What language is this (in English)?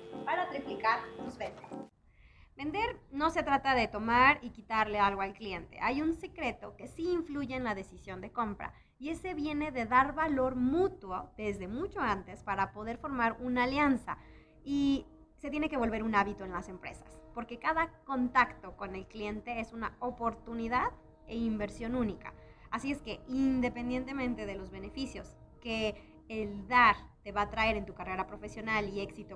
Spanish